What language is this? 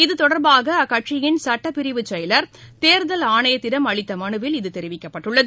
Tamil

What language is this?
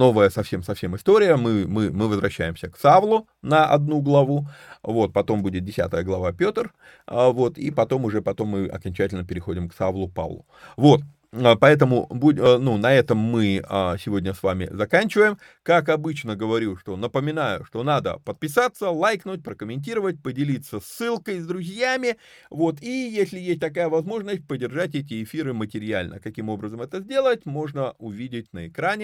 Russian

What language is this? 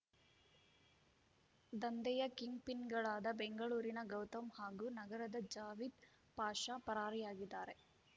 Kannada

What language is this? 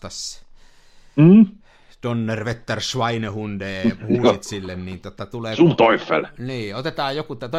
Finnish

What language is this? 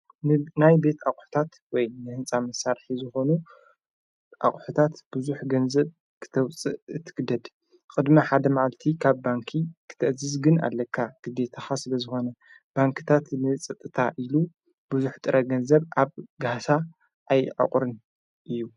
Tigrinya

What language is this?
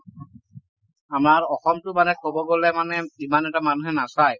Assamese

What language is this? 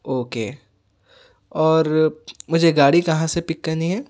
Urdu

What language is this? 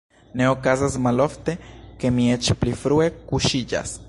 Esperanto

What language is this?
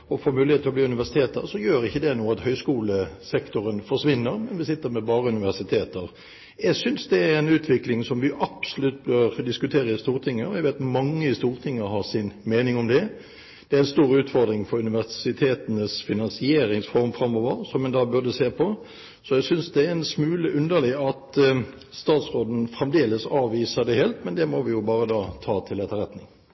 Norwegian Bokmål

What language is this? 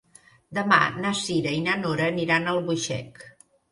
Catalan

